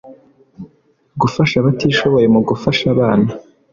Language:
Kinyarwanda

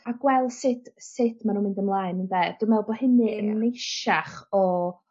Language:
Welsh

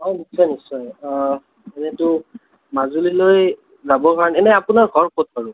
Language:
Assamese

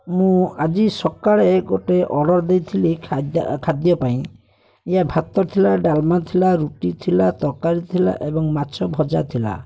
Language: Odia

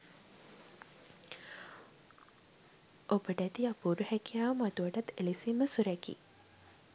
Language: Sinhala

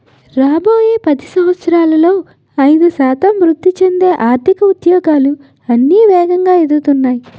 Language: Telugu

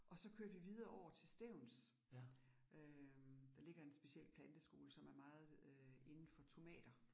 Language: Danish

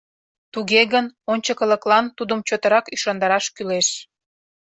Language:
Mari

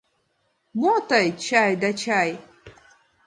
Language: Mari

